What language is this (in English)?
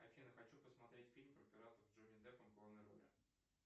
Russian